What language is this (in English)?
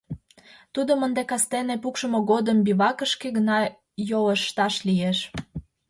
Mari